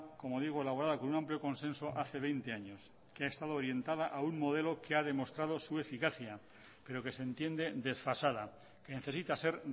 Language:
Spanish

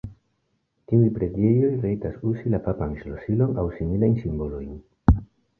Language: Esperanto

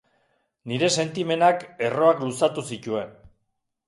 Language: Basque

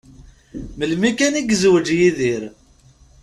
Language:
Kabyle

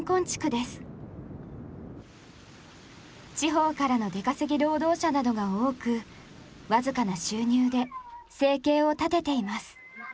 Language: Japanese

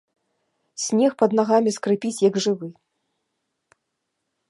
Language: Belarusian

